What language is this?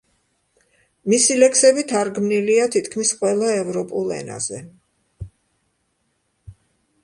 Georgian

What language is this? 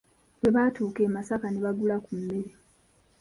Ganda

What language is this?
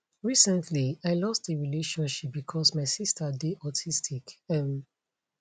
Nigerian Pidgin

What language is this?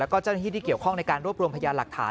Thai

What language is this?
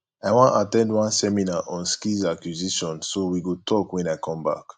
Nigerian Pidgin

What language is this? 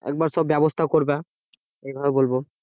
Bangla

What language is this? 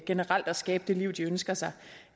Danish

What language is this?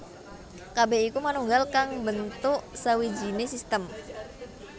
Javanese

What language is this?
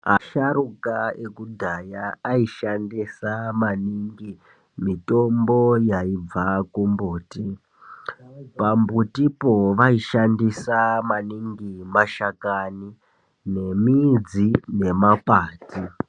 Ndau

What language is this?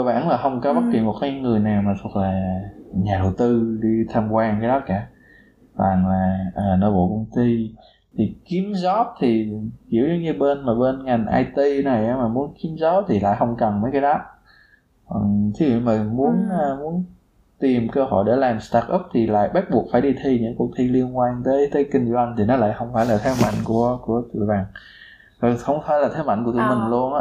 Vietnamese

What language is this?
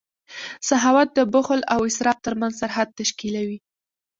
Pashto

